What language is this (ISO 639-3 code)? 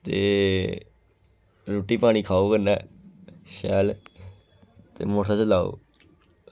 doi